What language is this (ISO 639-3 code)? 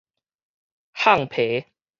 nan